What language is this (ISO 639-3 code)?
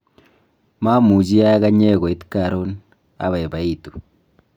kln